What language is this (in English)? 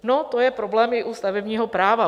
Czech